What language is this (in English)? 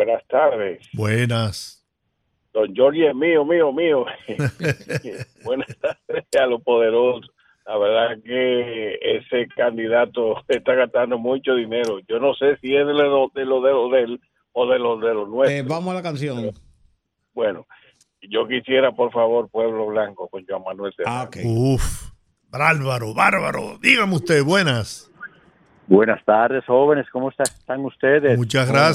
Spanish